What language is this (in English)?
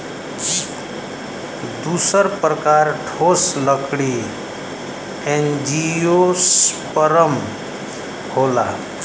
Bhojpuri